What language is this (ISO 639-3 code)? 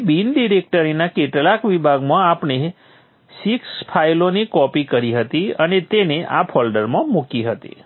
guj